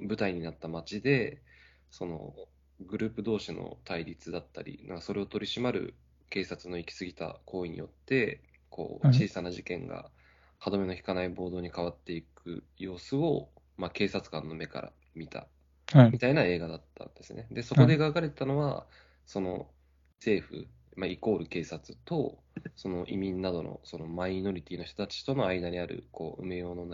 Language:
Japanese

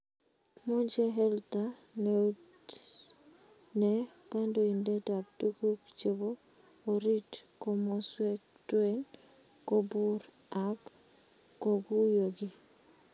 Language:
Kalenjin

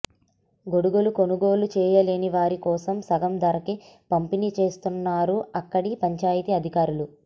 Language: Telugu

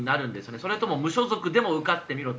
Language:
Japanese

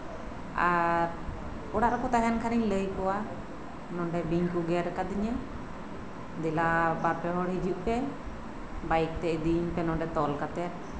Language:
Santali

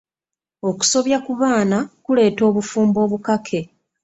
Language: Ganda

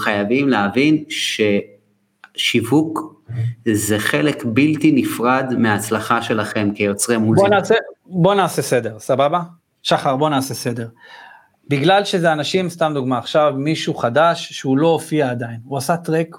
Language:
Hebrew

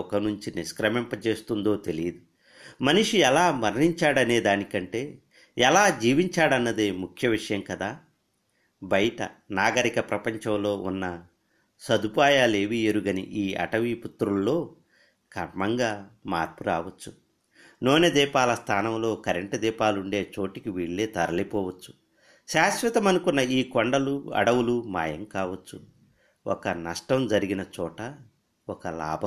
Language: Telugu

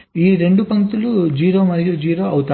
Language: Telugu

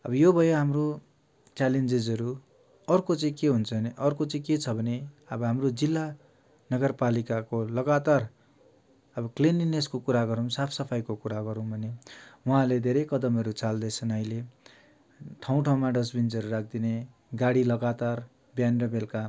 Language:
Nepali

